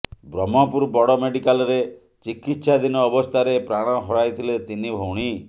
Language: Odia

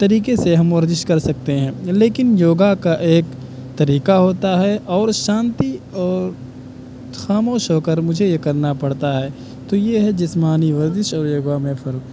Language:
Urdu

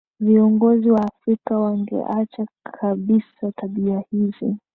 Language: Swahili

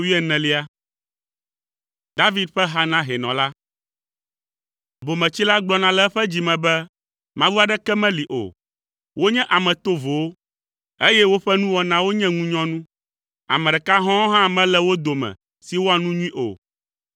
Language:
Ewe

